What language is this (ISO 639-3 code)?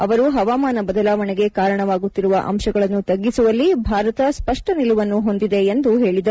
kan